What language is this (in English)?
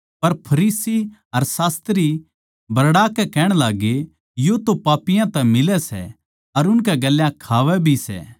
Haryanvi